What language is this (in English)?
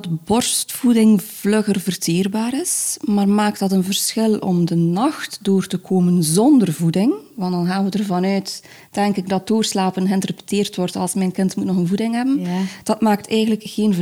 Dutch